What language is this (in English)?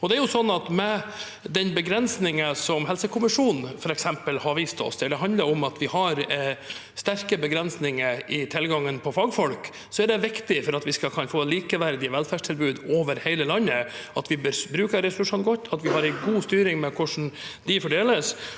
Norwegian